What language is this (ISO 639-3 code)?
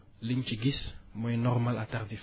wol